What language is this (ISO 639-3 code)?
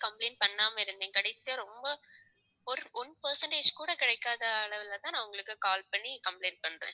tam